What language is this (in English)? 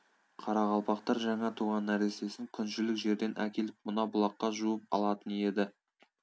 Kazakh